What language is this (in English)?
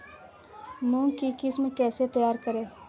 Hindi